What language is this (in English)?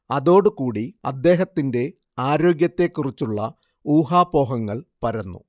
Malayalam